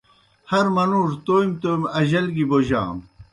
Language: Kohistani Shina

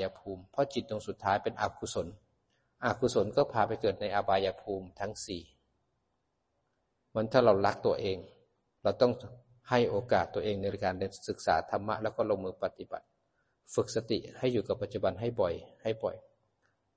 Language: Thai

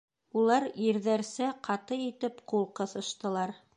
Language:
Bashkir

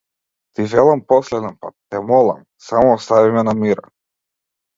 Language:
Macedonian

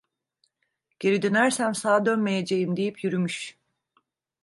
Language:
Turkish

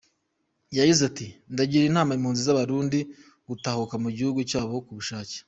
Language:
Kinyarwanda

